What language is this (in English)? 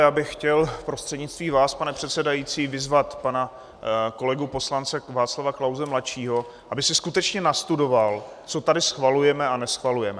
Czech